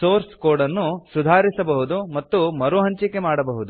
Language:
Kannada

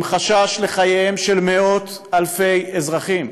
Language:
Hebrew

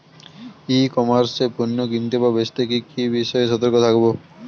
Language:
Bangla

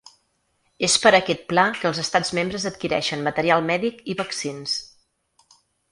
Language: Catalan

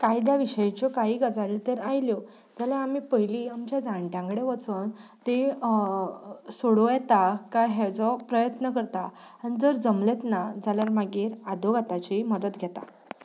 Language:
Konkani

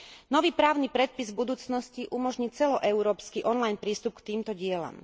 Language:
Slovak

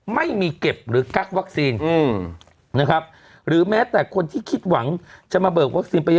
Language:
Thai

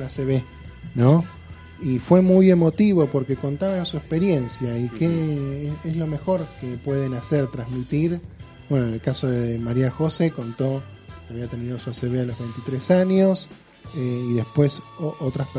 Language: Spanish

